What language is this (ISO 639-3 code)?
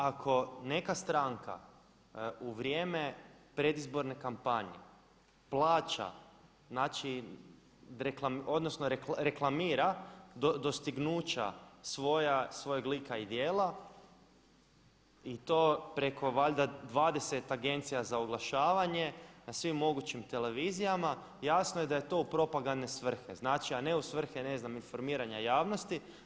hrv